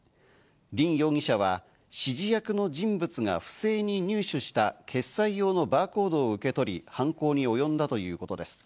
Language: Japanese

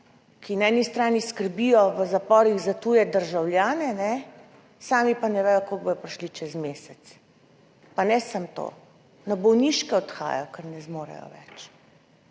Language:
Slovenian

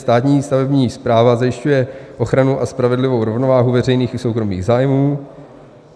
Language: Czech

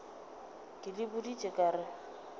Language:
Northern Sotho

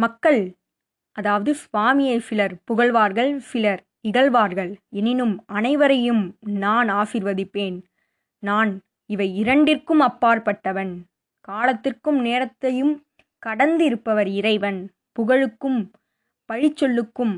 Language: Tamil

